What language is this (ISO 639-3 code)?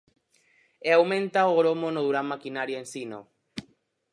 glg